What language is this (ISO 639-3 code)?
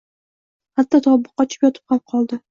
uzb